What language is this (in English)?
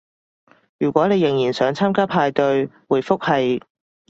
Cantonese